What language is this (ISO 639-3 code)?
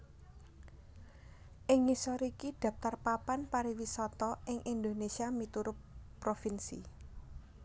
jav